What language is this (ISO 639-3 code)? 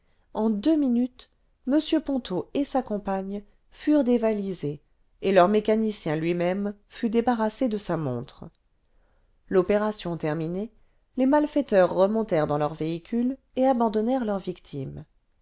fra